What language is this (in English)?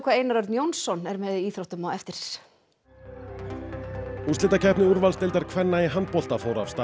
Icelandic